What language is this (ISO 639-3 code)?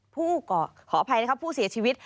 tha